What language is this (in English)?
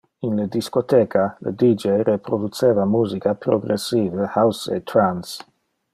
Interlingua